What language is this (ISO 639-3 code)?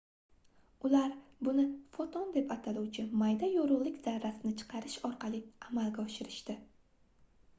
uzb